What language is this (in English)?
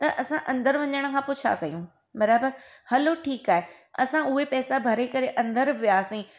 Sindhi